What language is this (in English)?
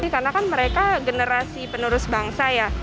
Indonesian